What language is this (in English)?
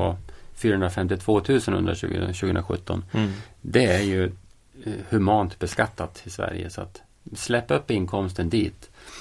Swedish